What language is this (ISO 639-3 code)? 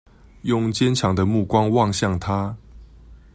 zho